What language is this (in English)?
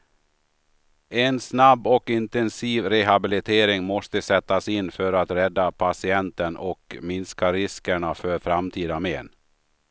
Swedish